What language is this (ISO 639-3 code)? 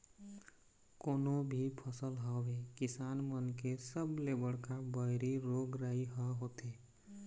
hne